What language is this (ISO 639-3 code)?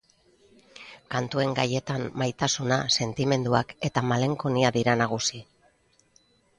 eus